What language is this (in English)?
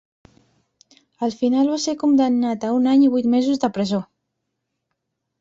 Catalan